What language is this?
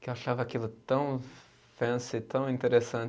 Portuguese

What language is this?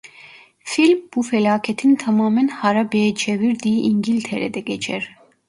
Turkish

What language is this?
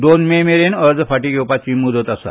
Konkani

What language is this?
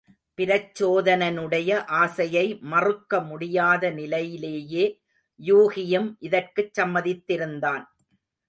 Tamil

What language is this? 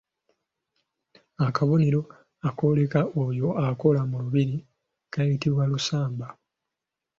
Ganda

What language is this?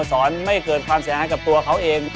Thai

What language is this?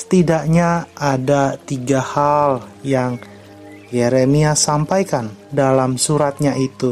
Indonesian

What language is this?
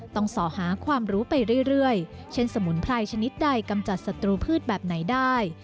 Thai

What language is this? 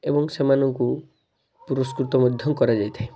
Odia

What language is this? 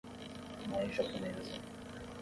Portuguese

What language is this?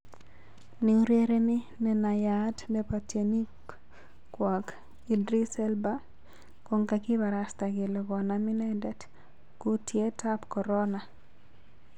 Kalenjin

